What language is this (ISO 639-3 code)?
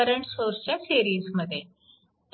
mar